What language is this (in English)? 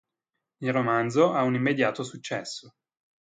Italian